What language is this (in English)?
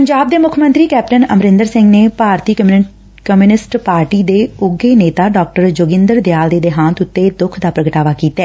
Punjabi